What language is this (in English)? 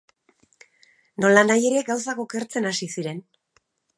Basque